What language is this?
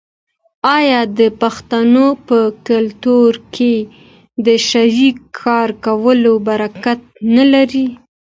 Pashto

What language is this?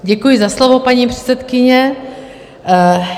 Czech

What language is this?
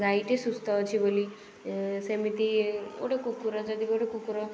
Odia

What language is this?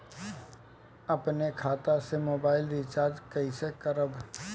Bhojpuri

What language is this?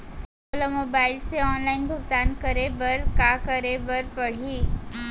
Chhattisgarhi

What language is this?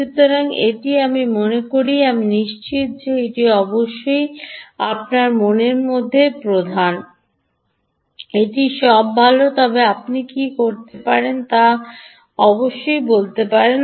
Bangla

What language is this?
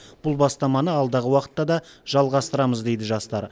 Kazakh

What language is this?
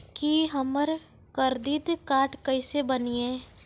Maithili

